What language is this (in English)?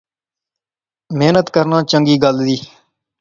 Pahari-Potwari